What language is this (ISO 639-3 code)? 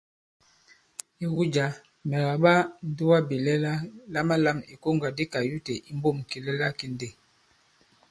abb